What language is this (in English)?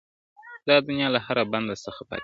Pashto